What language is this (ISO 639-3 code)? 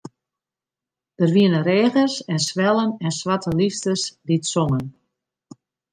fry